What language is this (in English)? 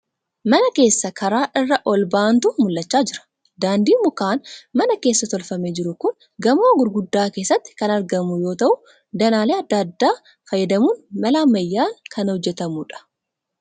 Oromo